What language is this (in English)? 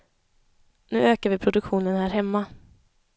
Swedish